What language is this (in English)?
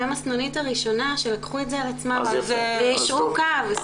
Hebrew